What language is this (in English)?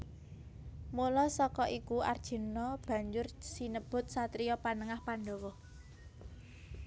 Javanese